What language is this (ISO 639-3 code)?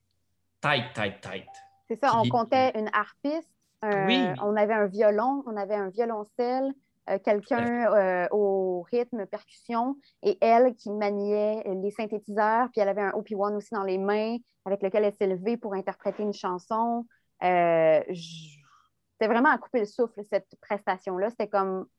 fra